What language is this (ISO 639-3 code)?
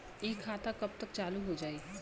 bho